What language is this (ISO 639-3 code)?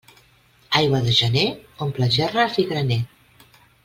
cat